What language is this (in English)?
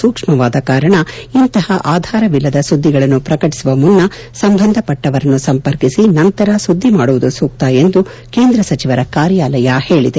Kannada